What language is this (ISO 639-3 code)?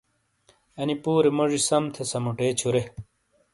scl